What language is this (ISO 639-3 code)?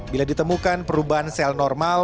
ind